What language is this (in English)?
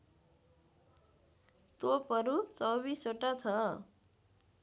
Nepali